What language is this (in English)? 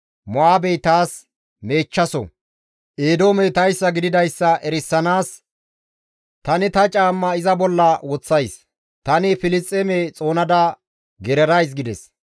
Gamo